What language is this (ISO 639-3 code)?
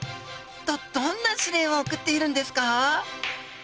jpn